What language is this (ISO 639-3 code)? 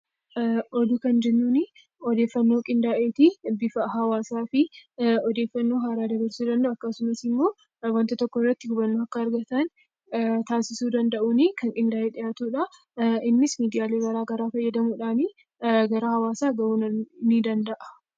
orm